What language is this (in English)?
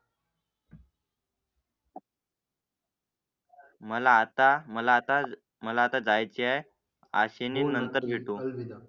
Marathi